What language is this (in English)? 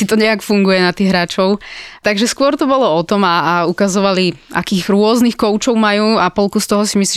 Slovak